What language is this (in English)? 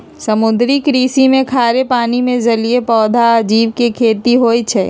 Magahi